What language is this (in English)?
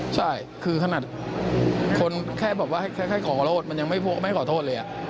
Thai